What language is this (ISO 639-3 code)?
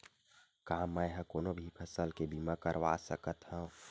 hne